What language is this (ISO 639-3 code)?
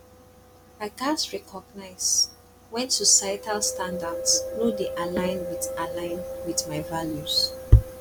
pcm